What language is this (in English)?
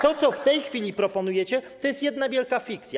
Polish